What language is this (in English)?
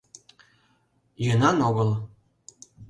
Mari